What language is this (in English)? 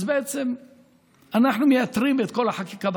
Hebrew